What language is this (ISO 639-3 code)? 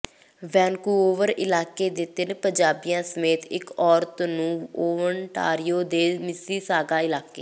pan